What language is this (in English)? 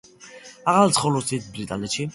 Georgian